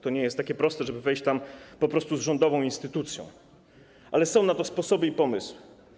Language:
Polish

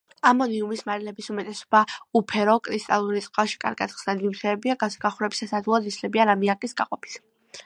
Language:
Georgian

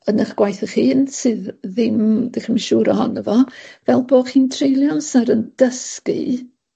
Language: Welsh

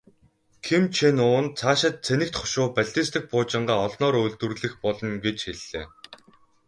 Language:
Mongolian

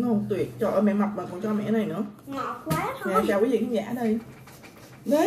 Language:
Vietnamese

